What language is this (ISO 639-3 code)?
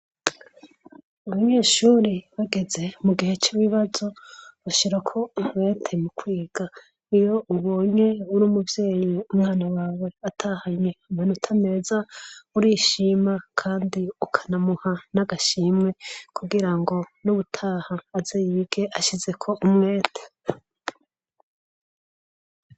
run